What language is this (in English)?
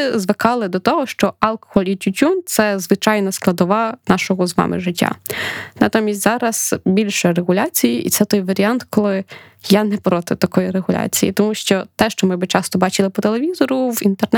Ukrainian